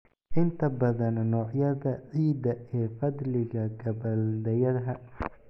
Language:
Somali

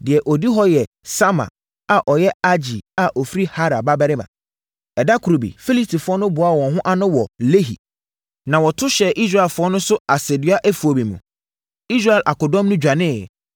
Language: Akan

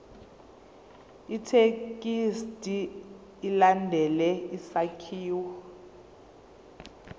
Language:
Zulu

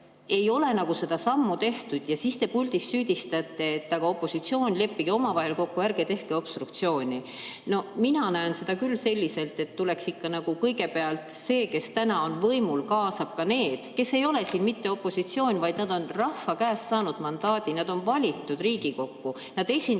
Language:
Estonian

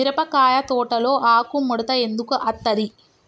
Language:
Telugu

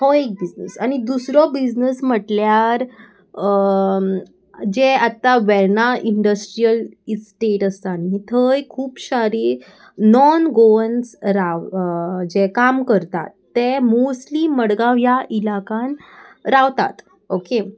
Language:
Konkani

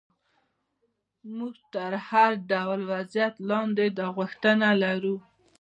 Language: Pashto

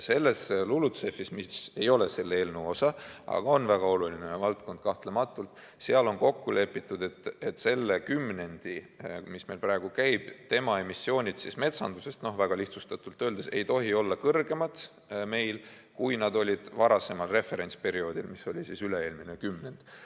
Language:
Estonian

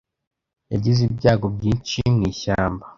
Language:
Kinyarwanda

